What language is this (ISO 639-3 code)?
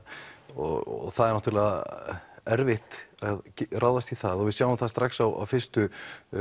isl